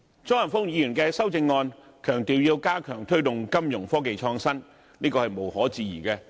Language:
Cantonese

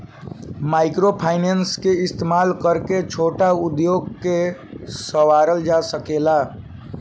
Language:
Bhojpuri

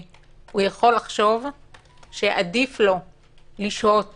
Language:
Hebrew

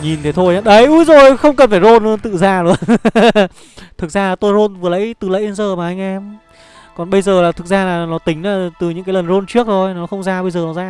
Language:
Vietnamese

